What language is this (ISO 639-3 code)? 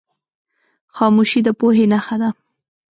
pus